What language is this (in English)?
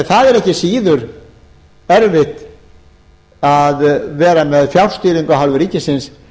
Icelandic